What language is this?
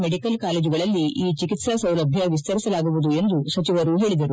Kannada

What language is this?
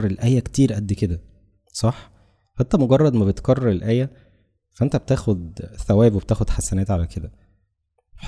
Arabic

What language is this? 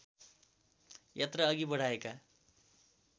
Nepali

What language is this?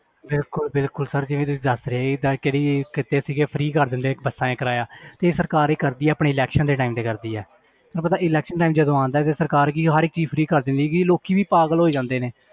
Punjabi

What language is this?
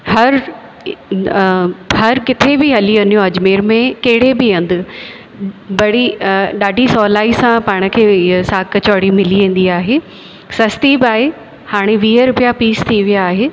Sindhi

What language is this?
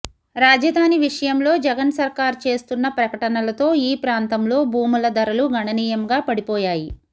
Telugu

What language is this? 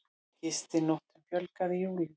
Icelandic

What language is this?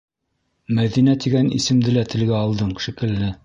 Bashkir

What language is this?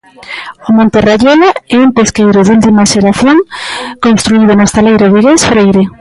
Galician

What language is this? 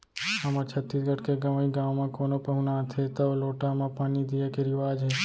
Chhattisgarhi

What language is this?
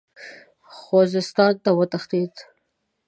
Pashto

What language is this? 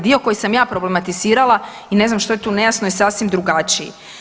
Croatian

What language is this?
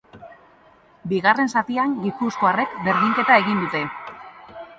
Basque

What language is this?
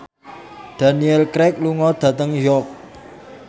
Javanese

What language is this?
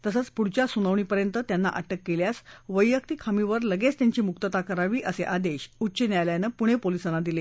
Marathi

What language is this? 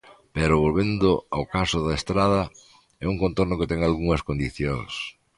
Galician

